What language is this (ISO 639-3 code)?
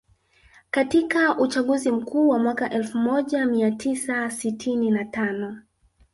swa